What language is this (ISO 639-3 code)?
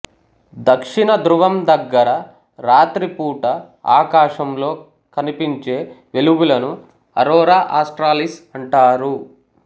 tel